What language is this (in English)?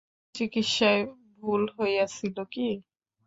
Bangla